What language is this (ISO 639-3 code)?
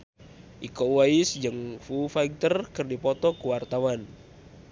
sun